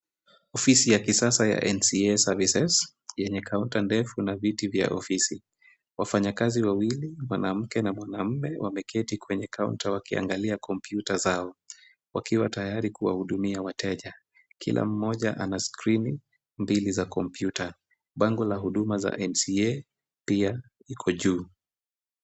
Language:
Swahili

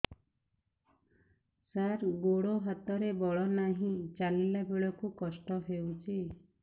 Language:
Odia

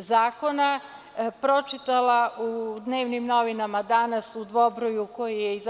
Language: Serbian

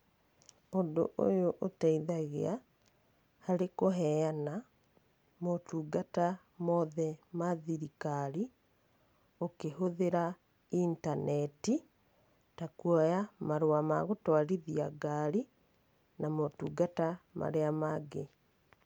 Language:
Kikuyu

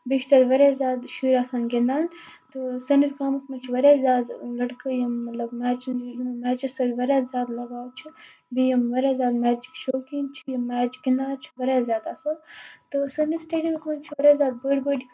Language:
Kashmiri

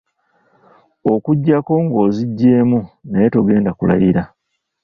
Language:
Ganda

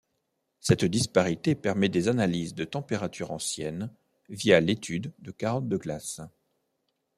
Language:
French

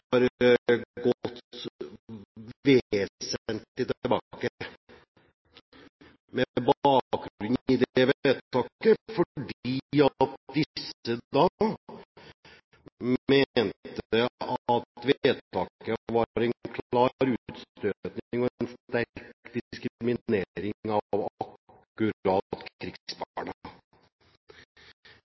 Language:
Norwegian Bokmål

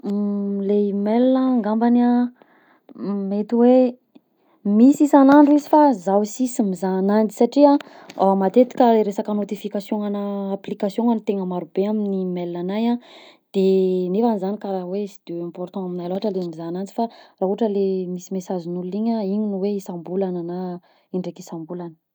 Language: Southern Betsimisaraka Malagasy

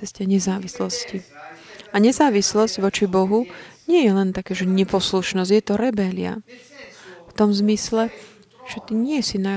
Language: Slovak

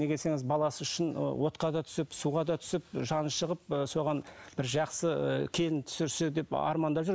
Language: Kazakh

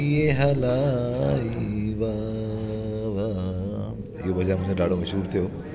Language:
Sindhi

